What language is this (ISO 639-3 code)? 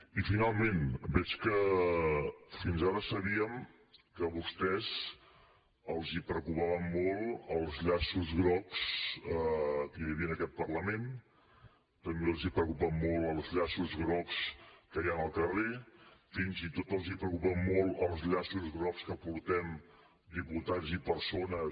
cat